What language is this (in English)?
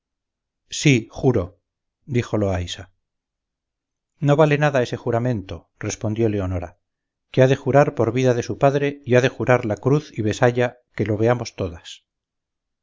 Spanish